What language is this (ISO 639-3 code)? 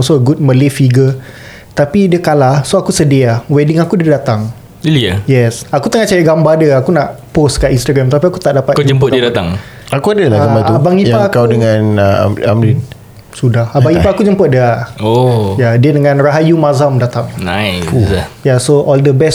msa